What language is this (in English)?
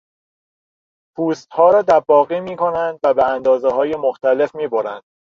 Persian